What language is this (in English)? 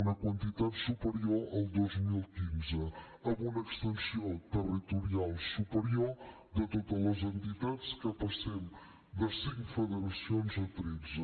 Catalan